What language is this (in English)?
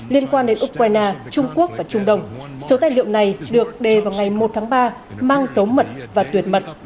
Vietnamese